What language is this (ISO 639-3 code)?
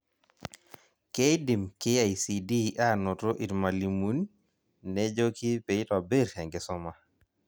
mas